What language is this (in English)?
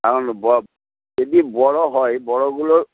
Bangla